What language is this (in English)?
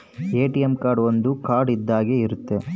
Kannada